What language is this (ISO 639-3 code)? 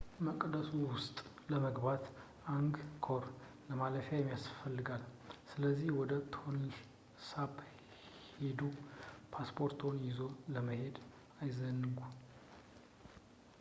amh